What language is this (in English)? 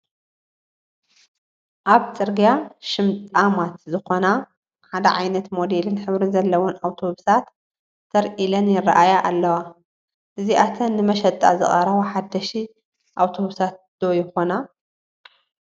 Tigrinya